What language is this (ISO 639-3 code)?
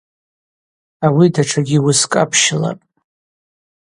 abq